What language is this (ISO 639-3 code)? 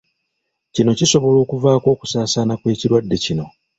lug